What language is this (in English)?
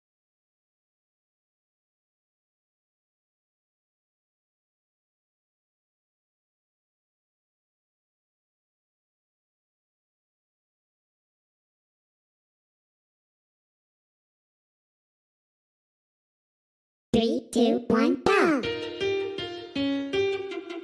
English